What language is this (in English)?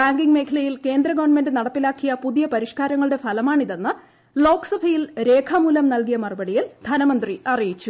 Malayalam